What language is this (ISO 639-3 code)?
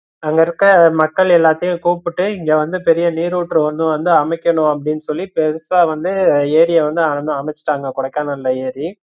tam